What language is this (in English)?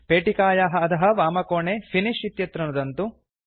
Sanskrit